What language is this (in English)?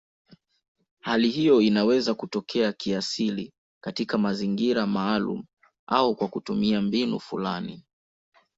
Swahili